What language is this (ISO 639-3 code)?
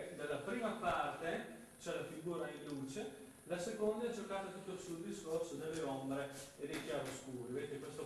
ita